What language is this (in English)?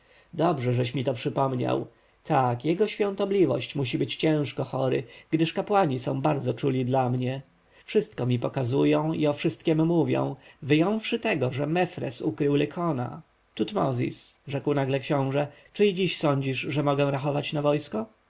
Polish